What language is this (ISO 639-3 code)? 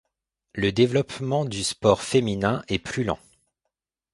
fra